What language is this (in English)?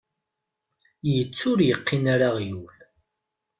Kabyle